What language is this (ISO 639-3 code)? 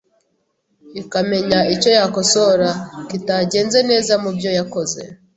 kin